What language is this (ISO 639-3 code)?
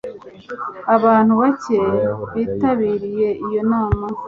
kin